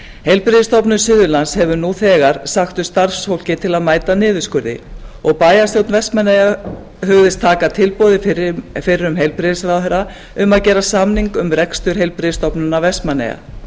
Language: Icelandic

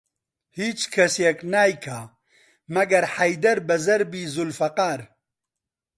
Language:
Central Kurdish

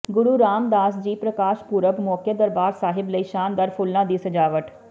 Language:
Punjabi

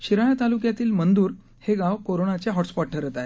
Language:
Marathi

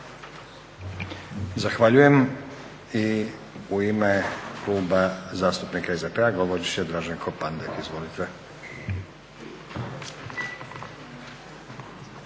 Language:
Croatian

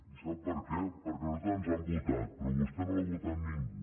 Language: Catalan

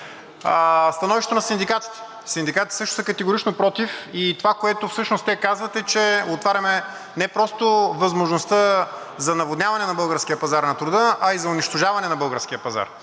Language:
Bulgarian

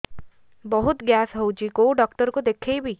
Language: Odia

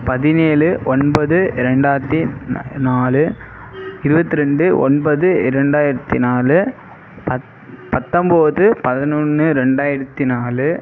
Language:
Tamil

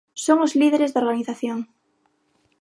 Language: Galician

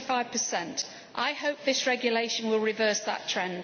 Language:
English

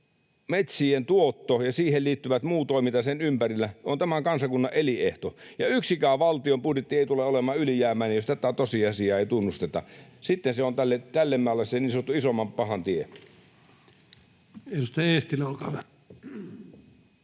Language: Finnish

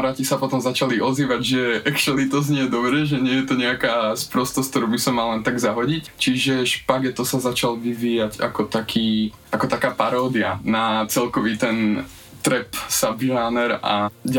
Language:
Slovak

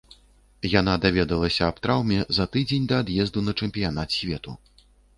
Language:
Belarusian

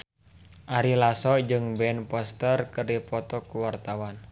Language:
Sundanese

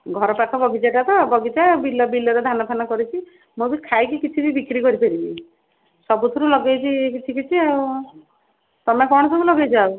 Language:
Odia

